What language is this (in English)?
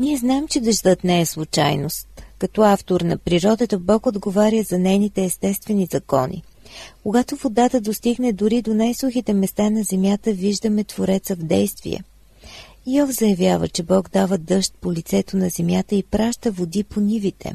Bulgarian